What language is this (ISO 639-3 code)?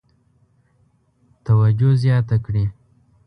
pus